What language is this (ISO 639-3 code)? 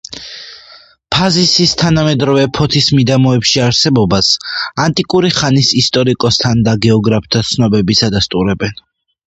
kat